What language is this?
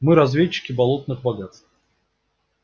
Russian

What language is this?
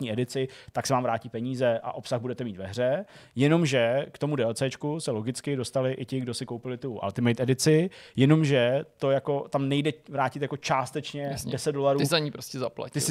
Czech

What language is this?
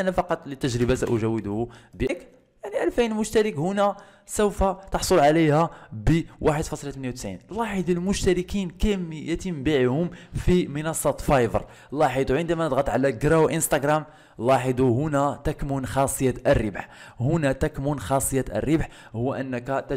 Arabic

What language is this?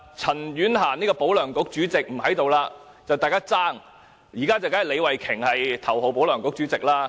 Cantonese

